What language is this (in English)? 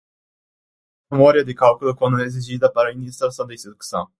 Portuguese